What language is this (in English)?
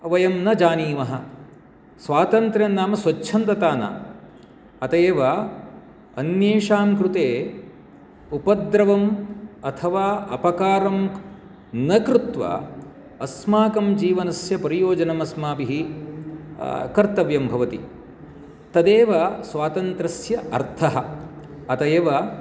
Sanskrit